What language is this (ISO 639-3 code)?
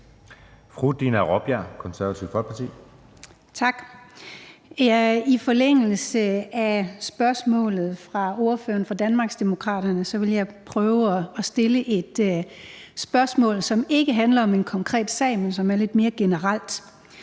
dan